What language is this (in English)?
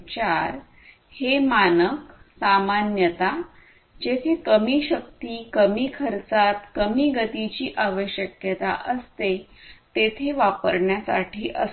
Marathi